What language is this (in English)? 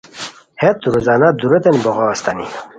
Khowar